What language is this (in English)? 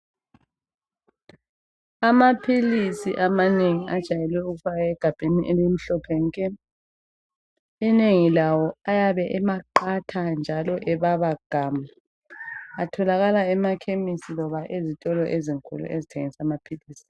North Ndebele